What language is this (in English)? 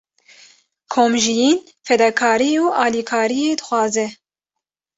Kurdish